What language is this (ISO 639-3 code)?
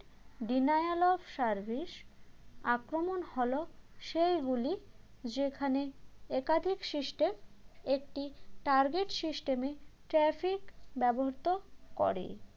ben